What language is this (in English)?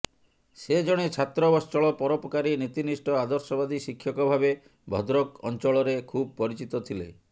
Odia